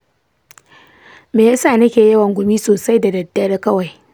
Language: Hausa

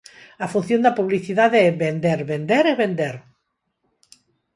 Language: Galician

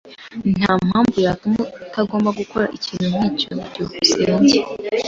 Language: Kinyarwanda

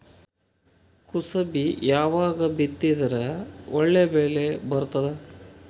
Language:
Kannada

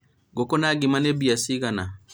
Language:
Kikuyu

